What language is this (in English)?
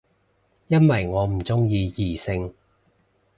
Cantonese